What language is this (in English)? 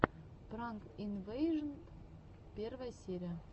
Russian